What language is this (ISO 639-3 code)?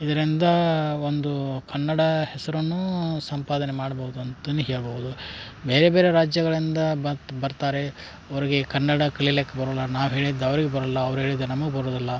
kan